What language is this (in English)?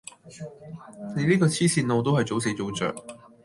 Cantonese